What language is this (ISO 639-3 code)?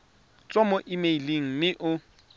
tsn